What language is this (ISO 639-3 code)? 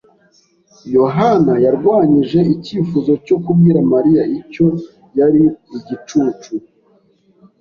kin